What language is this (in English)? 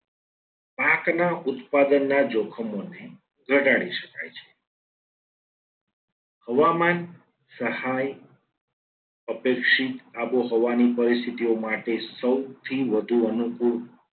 Gujarati